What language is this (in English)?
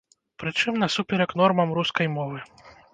Belarusian